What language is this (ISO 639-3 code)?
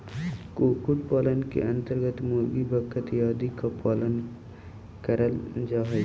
mag